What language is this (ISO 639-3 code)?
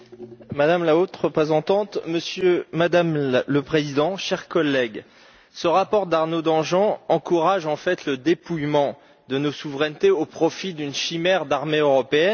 fra